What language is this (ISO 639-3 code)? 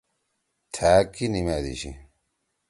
trw